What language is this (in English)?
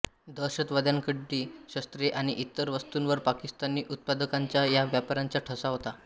Marathi